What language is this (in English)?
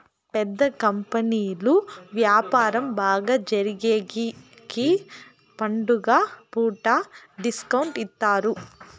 Telugu